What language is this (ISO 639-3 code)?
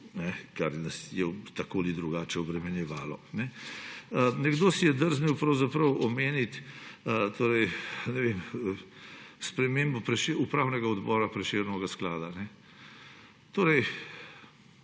slv